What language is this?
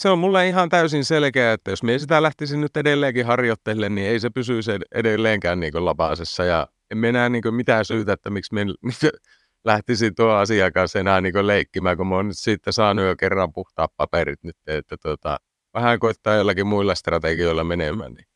Finnish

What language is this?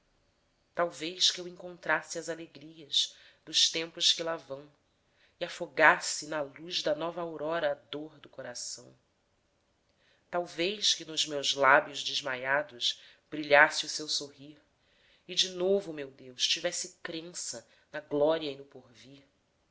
Portuguese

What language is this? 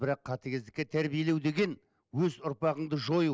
Kazakh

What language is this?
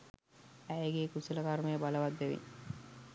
Sinhala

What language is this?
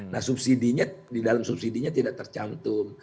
Indonesian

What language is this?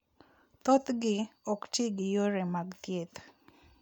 Luo (Kenya and Tanzania)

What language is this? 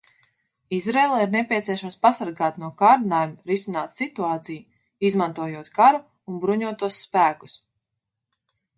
Latvian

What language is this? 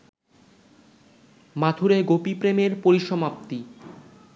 Bangla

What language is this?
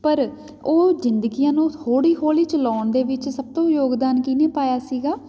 Punjabi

